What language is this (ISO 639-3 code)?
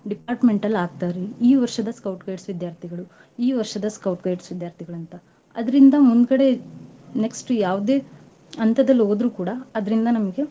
kan